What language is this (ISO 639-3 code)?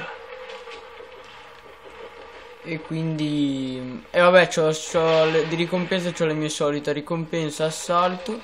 ita